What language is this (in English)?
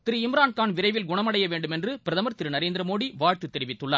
Tamil